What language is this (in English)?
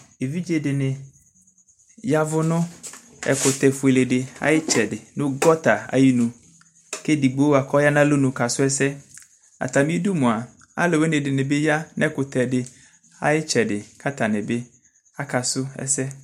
Ikposo